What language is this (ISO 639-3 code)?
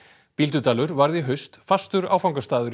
isl